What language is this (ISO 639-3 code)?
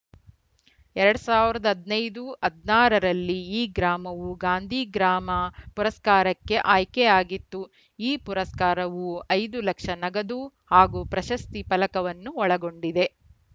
kan